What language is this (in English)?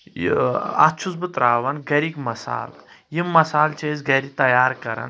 Kashmiri